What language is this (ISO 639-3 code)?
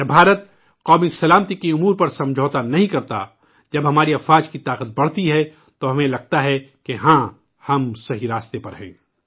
urd